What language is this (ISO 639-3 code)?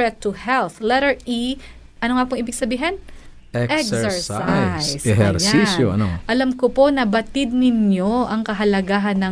fil